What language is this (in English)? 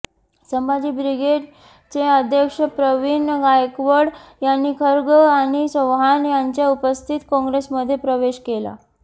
Marathi